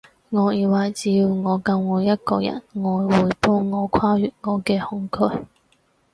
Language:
Cantonese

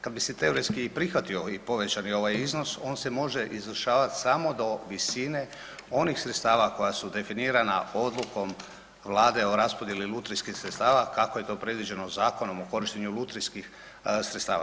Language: Croatian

